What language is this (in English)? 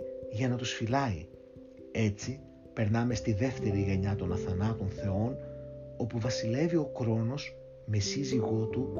Greek